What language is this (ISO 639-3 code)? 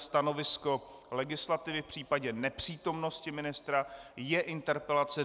ces